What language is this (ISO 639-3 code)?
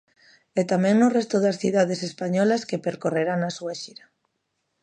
glg